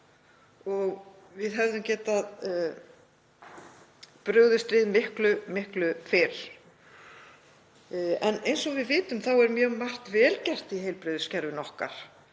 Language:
Icelandic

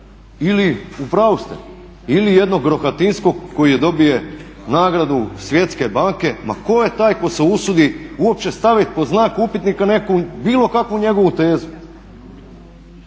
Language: Croatian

